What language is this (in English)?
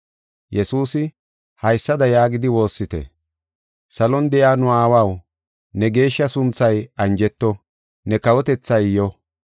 Gofa